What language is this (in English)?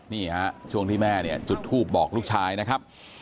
Thai